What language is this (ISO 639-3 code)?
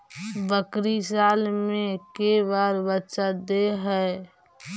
mag